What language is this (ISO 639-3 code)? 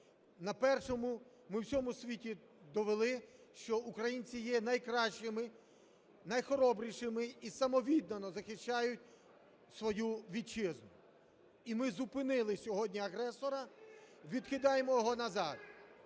ukr